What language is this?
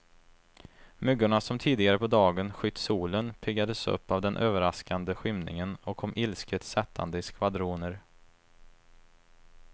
Swedish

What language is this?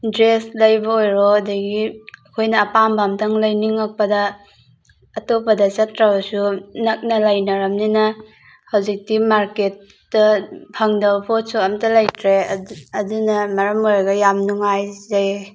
Manipuri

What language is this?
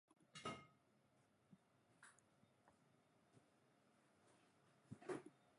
Japanese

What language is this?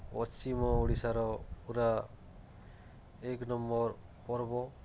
Odia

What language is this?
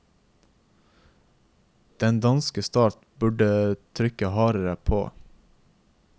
Norwegian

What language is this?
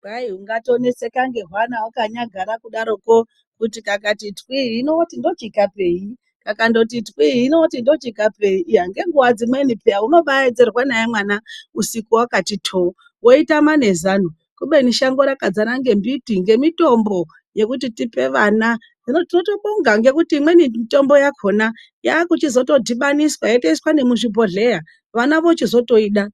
Ndau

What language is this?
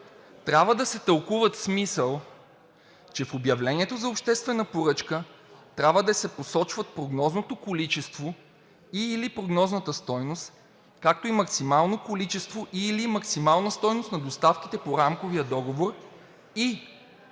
Bulgarian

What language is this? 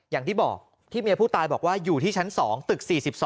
Thai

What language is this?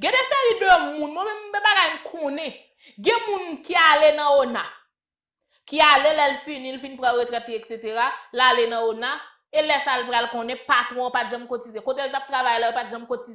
French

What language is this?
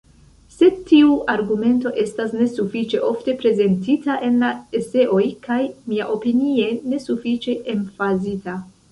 Esperanto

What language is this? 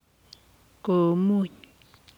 Kalenjin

